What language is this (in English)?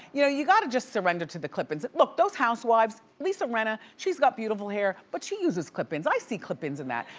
English